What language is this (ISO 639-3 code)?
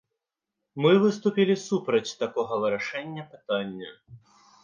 bel